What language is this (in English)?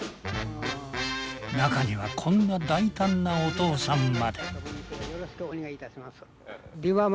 Japanese